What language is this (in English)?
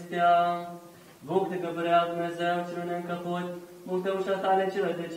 Romanian